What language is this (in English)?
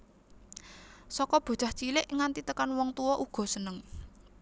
Javanese